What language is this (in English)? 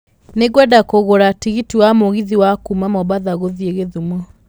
Kikuyu